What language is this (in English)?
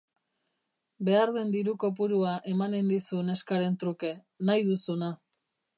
Basque